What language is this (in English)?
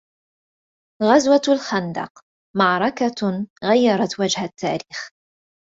Arabic